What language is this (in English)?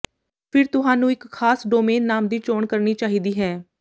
Punjabi